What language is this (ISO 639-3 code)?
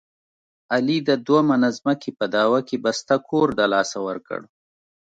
pus